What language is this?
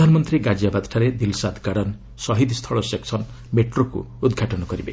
Odia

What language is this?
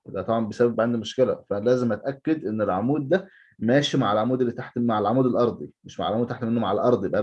Arabic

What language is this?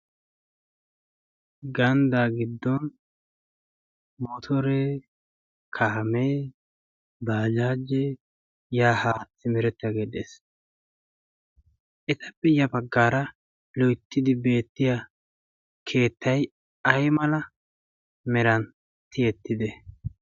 Wolaytta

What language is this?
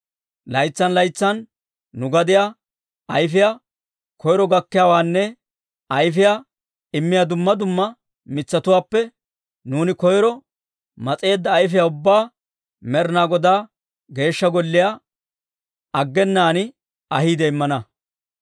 Dawro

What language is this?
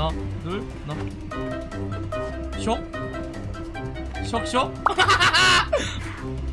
Korean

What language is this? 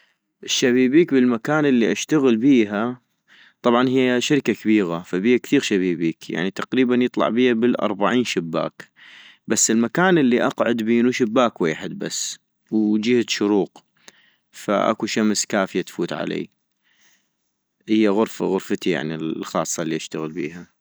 North Mesopotamian Arabic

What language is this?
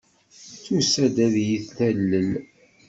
Kabyle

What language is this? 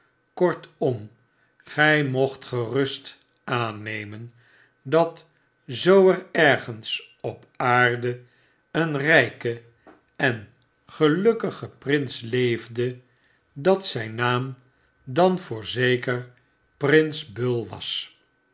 Dutch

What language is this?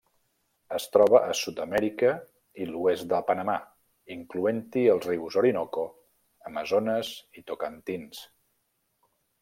Catalan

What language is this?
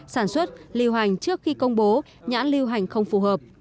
Vietnamese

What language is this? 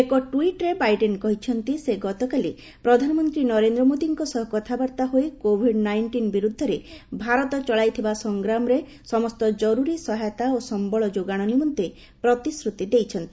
Odia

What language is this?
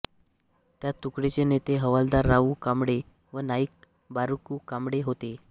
Marathi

